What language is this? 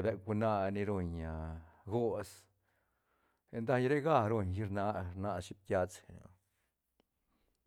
Santa Catarina Albarradas Zapotec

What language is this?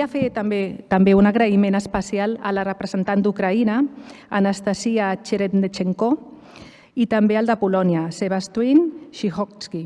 Catalan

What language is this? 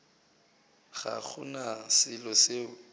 Northern Sotho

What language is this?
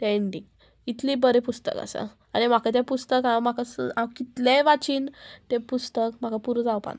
Konkani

